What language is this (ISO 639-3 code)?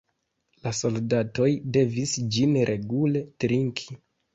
epo